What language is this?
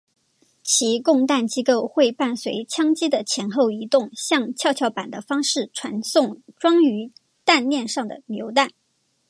Chinese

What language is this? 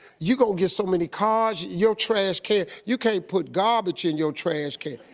English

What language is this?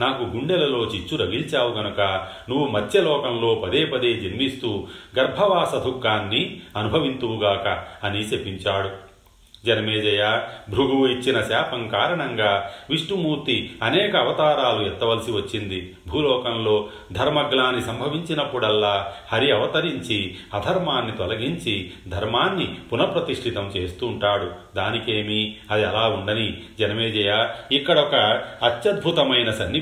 Telugu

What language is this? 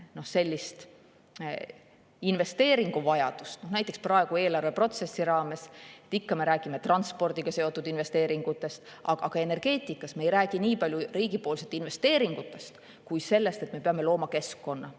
Estonian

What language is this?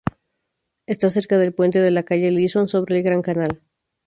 Spanish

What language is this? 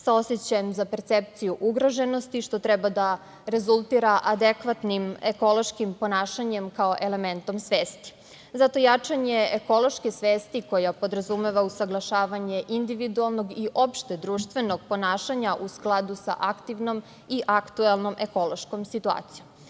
Serbian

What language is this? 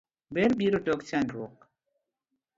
Luo (Kenya and Tanzania)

